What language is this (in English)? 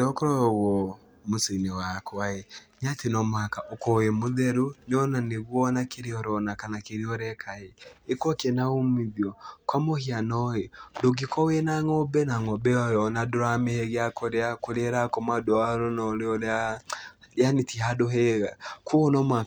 Kikuyu